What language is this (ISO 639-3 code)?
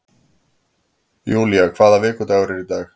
isl